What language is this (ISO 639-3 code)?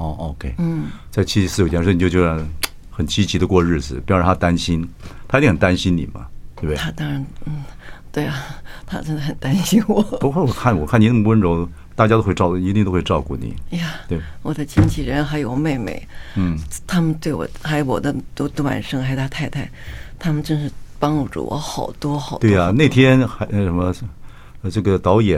zho